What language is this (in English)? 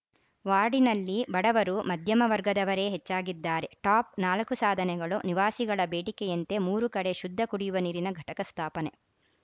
Kannada